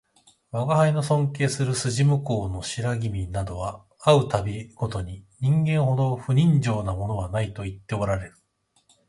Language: Japanese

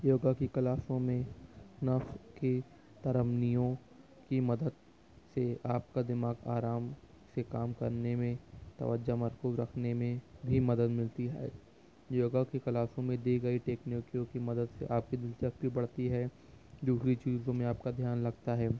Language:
Urdu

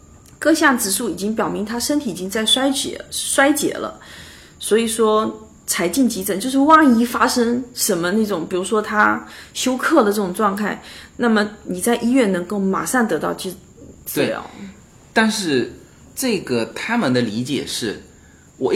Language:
Chinese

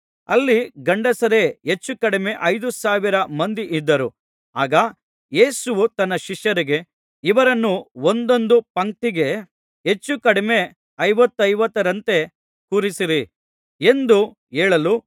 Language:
Kannada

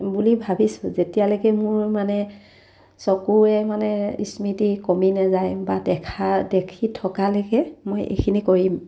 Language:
Assamese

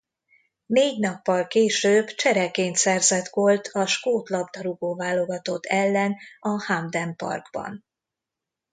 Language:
Hungarian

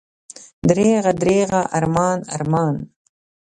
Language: Pashto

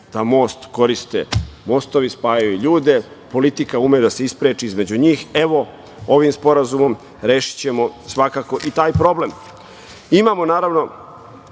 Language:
Serbian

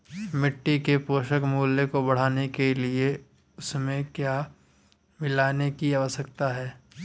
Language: Hindi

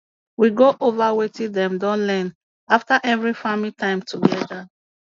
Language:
Nigerian Pidgin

